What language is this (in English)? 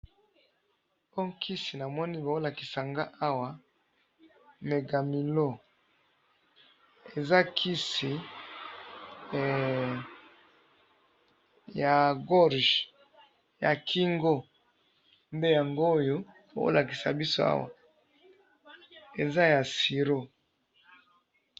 Lingala